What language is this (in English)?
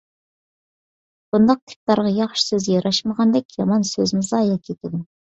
Uyghur